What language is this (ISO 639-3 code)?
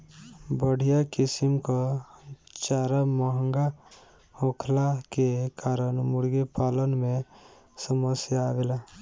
bho